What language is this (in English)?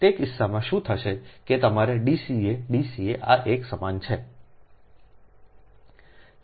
Gujarati